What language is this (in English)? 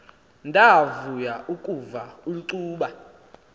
Xhosa